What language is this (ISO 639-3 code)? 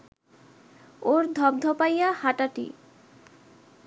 ben